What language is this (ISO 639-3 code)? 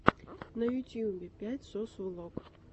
rus